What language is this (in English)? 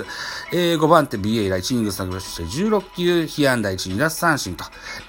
Japanese